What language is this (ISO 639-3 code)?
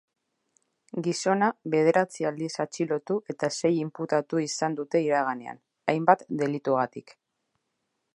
eus